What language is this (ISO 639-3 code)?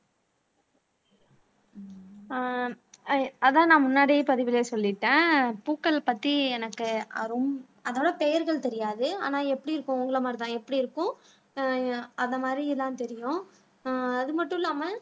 tam